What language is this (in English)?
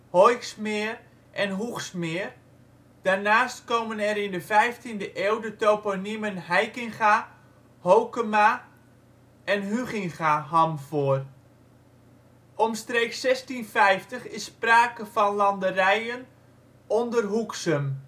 Dutch